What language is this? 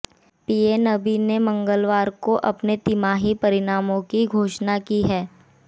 Hindi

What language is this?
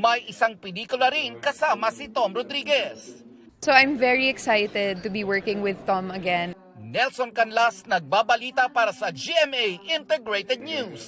Filipino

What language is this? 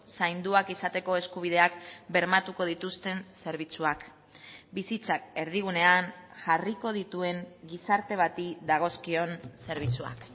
Basque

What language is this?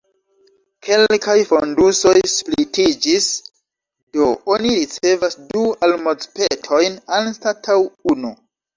Esperanto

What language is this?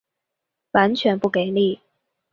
Chinese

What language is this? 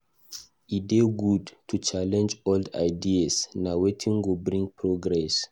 Nigerian Pidgin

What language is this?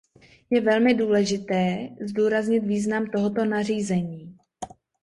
Czech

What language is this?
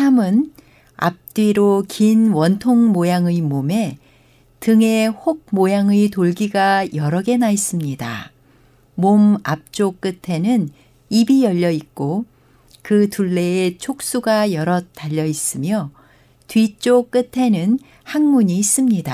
Korean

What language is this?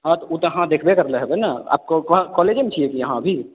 Maithili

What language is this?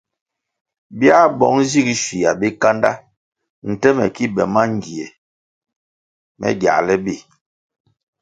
Kwasio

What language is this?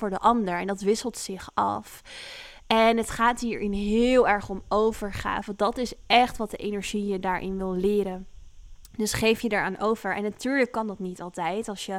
Dutch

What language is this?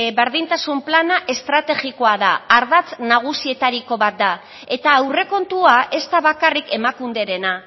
Basque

